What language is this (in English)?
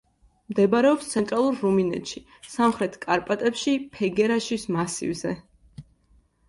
Georgian